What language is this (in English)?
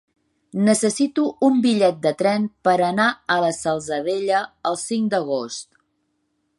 Catalan